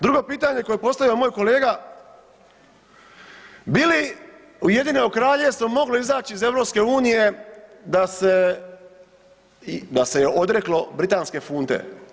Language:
Croatian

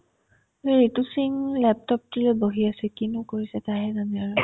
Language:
Assamese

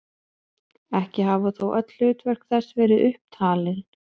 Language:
Icelandic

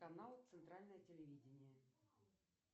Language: Russian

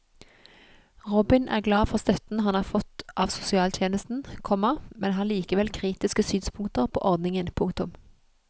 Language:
Norwegian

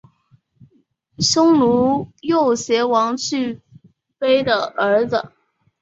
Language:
Chinese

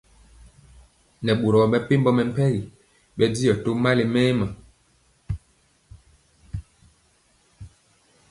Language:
Mpiemo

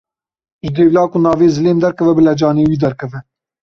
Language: Kurdish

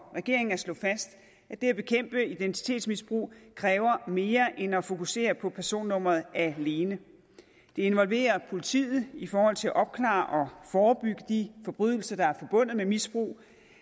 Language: Danish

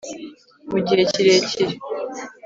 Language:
Kinyarwanda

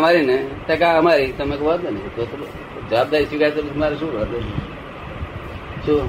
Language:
Gujarati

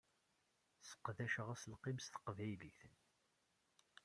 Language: Kabyle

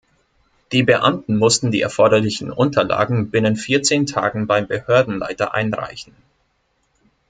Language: German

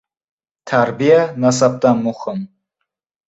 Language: Uzbek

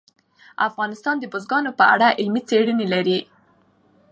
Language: Pashto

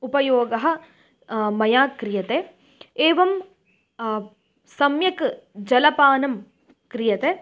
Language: Sanskrit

